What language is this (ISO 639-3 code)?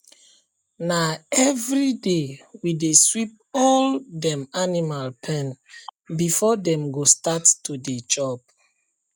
pcm